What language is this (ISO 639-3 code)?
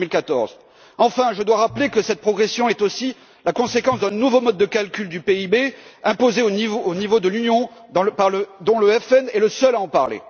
fra